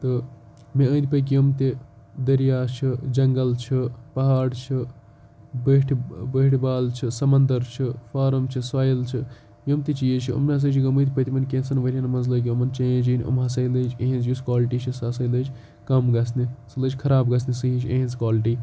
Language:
Kashmiri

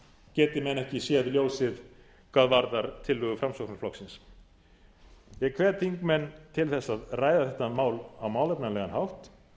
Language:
Icelandic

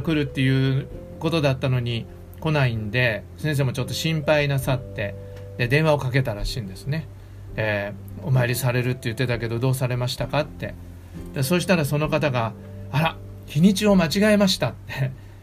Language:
Japanese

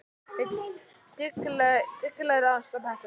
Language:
Icelandic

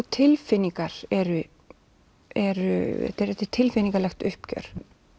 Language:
Icelandic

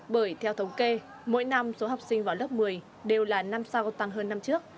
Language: Vietnamese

